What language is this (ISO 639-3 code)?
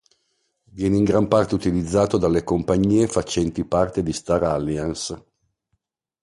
ita